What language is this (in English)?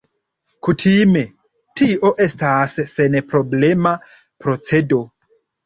Esperanto